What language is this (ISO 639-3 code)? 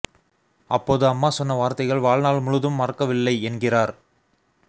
tam